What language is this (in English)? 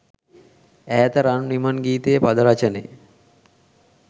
Sinhala